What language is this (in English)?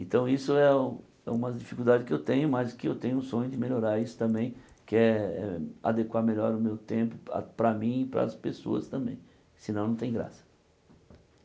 Portuguese